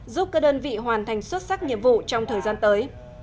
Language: Vietnamese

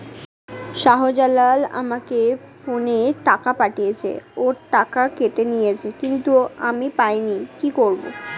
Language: Bangla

